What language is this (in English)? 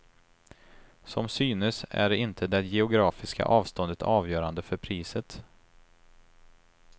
Swedish